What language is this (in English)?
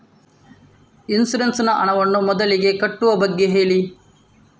Kannada